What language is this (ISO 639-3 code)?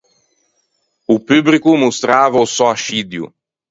lij